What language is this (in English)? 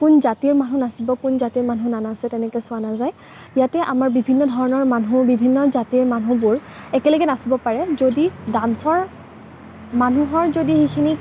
Assamese